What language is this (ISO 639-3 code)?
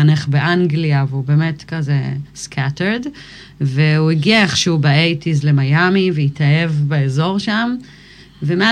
heb